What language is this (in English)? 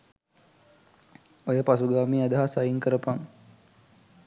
Sinhala